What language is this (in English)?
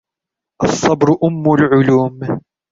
Arabic